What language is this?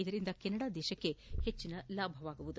Kannada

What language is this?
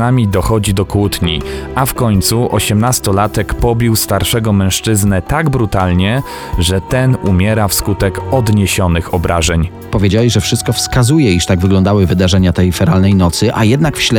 Polish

